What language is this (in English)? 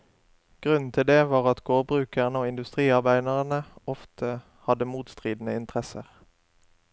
Norwegian